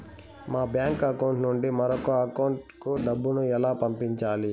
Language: Telugu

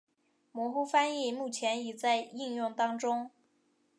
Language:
Chinese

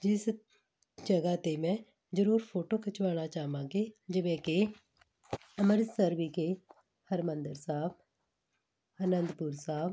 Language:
Punjabi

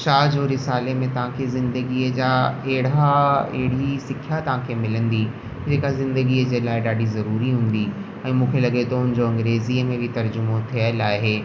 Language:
Sindhi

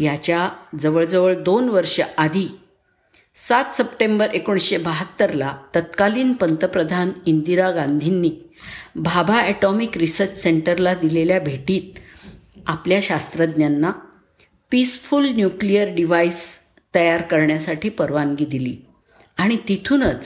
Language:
Marathi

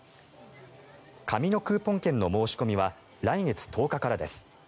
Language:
Japanese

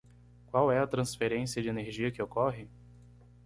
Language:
Portuguese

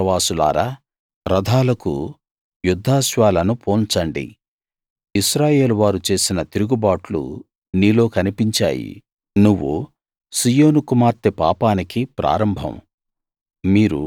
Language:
Telugu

